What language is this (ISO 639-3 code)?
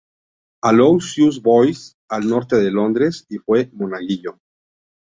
spa